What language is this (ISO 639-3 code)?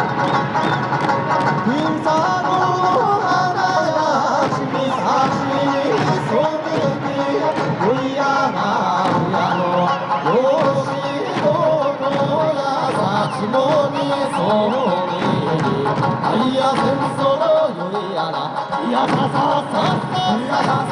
jpn